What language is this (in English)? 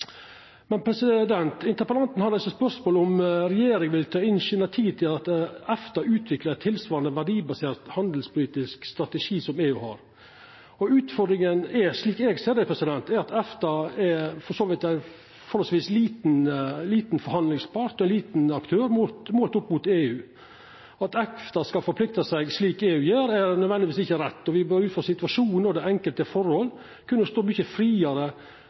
Norwegian Nynorsk